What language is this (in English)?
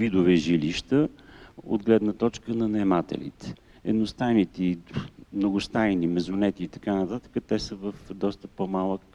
Bulgarian